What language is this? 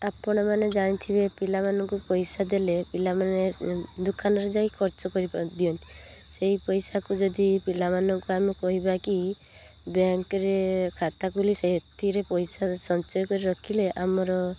Odia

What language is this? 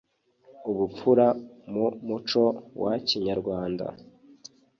Kinyarwanda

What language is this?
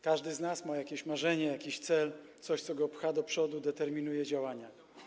Polish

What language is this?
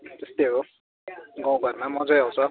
Nepali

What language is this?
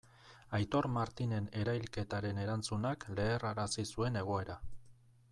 Basque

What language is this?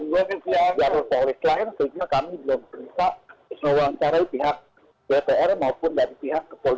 Indonesian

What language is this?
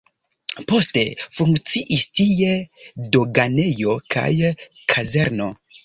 Esperanto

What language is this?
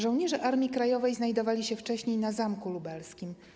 Polish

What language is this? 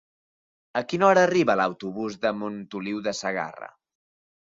Catalan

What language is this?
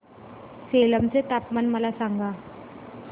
Marathi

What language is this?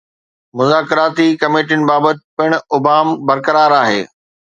Sindhi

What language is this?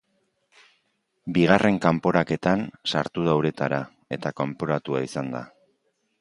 Basque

